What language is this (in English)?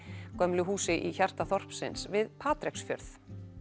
Icelandic